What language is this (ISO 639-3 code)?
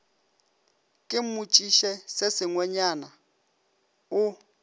nso